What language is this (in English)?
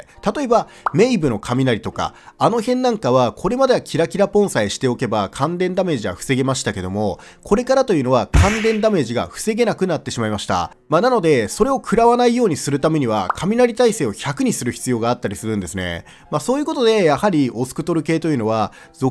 Japanese